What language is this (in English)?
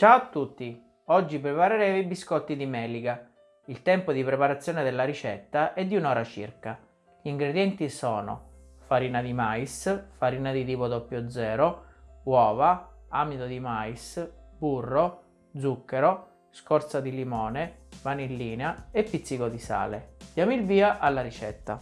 Italian